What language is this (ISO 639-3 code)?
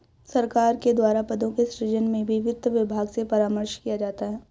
hin